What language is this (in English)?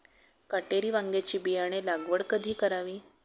Marathi